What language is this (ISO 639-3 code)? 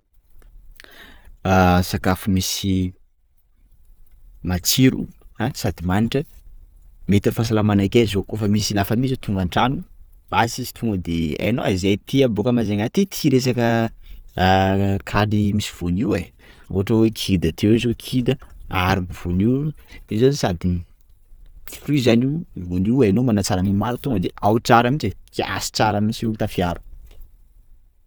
skg